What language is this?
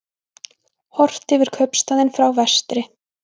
Icelandic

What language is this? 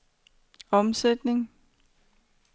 Danish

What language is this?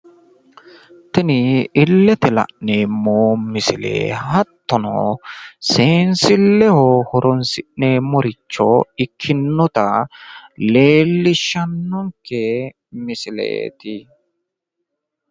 Sidamo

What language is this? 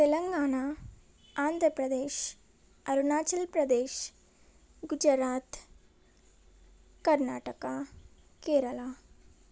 Telugu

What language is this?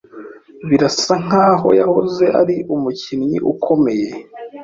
Kinyarwanda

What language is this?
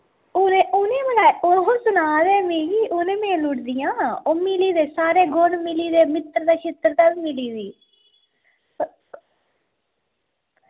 Dogri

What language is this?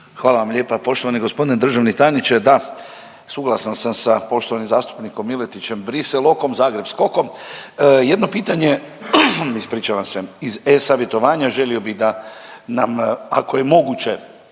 Croatian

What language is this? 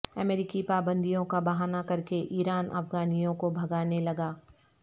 Urdu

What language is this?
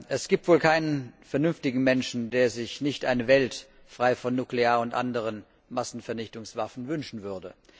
German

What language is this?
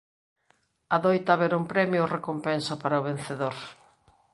Galician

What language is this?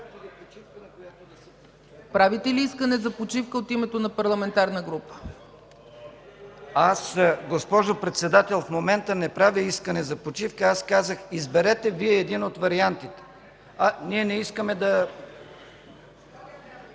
Bulgarian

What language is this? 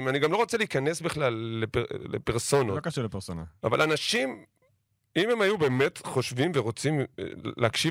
Hebrew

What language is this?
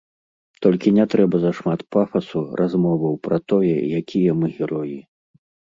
Belarusian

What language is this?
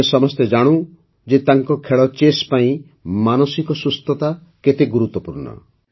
Odia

